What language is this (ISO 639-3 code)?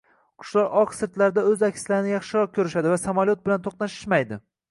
uzb